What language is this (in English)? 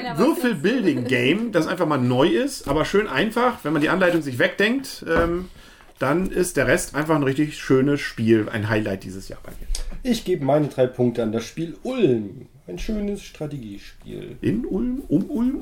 German